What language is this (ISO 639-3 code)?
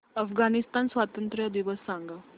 mar